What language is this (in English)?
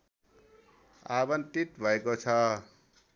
Nepali